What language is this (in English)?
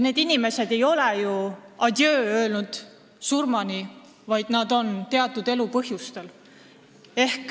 Estonian